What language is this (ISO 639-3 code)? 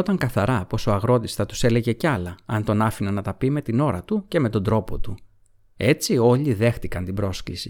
ell